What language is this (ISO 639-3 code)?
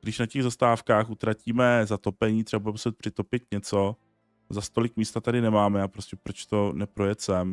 ces